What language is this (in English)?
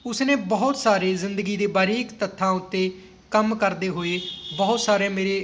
Punjabi